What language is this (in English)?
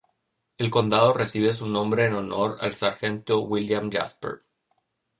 Spanish